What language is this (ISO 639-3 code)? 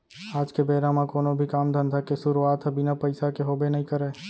hne